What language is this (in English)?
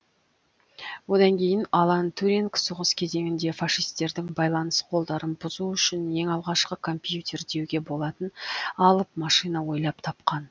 Kazakh